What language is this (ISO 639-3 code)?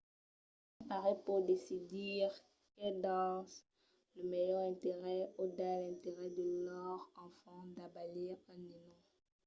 oci